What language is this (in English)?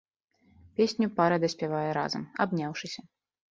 Belarusian